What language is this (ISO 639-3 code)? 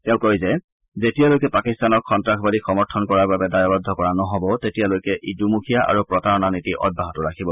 asm